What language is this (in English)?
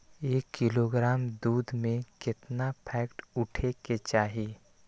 Magahi